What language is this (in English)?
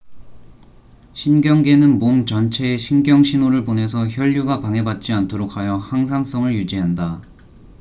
Korean